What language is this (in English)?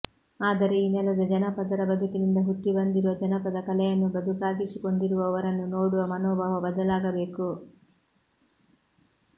Kannada